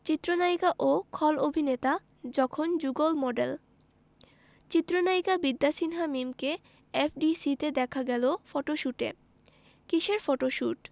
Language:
Bangla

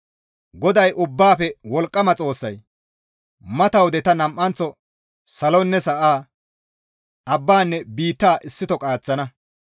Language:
Gamo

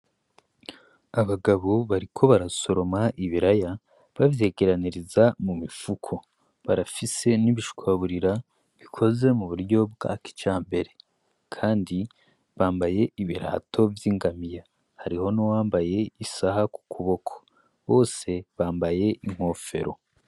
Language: Rundi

